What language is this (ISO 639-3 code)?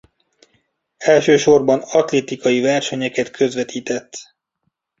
hun